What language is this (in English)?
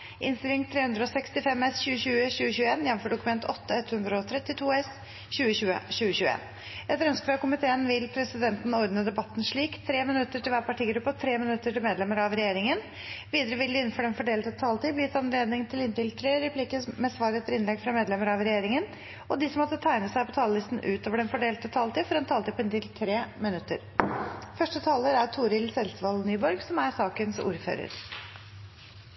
Norwegian